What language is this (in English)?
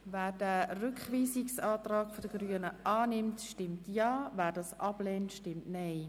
Swiss German